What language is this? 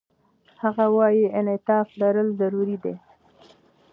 Pashto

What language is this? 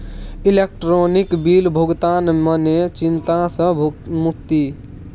Maithili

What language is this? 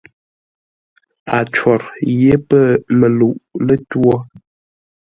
Ngombale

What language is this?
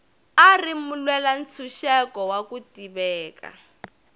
Tsonga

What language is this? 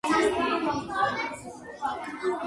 Georgian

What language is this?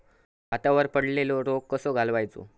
Marathi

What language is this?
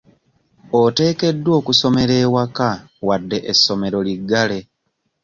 Ganda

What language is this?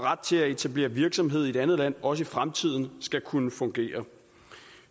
Danish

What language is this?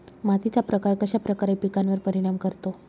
Marathi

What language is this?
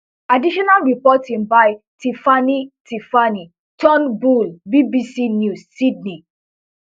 Nigerian Pidgin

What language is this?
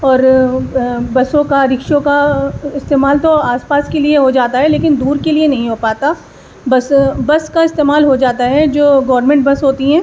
Urdu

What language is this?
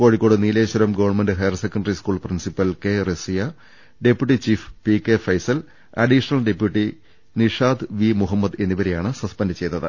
Malayalam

